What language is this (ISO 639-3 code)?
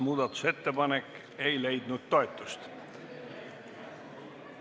est